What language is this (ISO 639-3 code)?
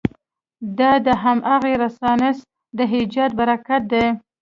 pus